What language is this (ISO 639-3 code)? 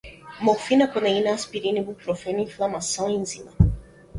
por